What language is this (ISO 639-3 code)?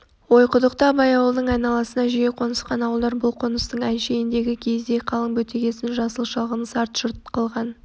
kaz